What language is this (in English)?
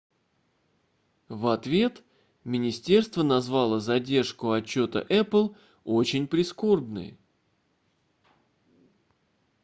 Russian